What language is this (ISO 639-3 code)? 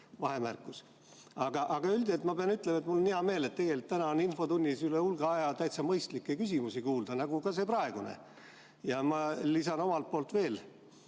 est